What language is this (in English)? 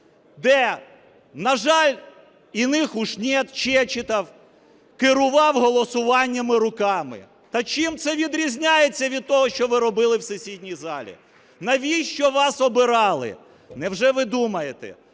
Ukrainian